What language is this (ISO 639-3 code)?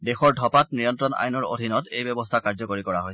asm